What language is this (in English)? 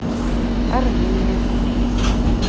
Russian